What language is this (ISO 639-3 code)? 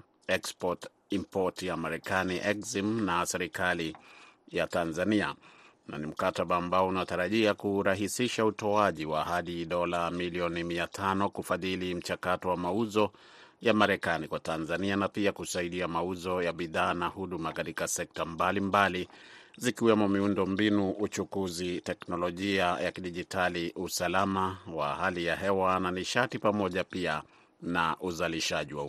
swa